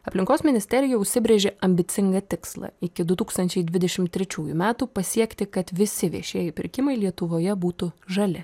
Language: Lithuanian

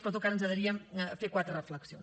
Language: Catalan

